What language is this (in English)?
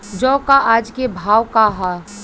Bhojpuri